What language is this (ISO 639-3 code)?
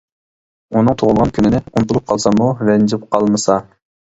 uig